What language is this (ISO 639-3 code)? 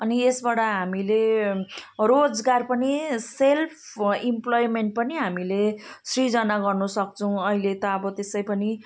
nep